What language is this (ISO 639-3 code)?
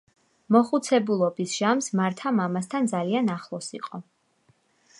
kat